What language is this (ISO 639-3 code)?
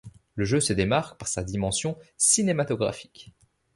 fra